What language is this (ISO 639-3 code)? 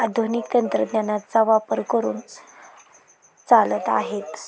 mar